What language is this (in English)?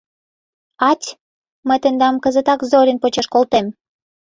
Mari